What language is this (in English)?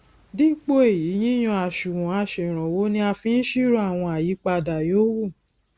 Yoruba